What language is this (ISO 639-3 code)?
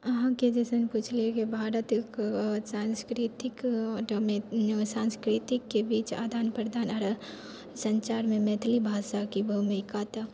mai